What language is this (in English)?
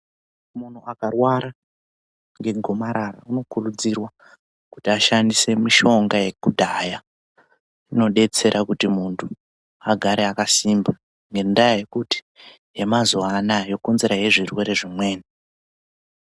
Ndau